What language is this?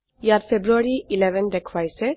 Assamese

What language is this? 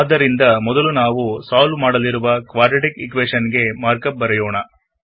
Kannada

